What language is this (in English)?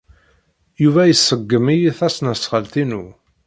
Kabyle